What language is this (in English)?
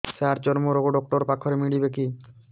Odia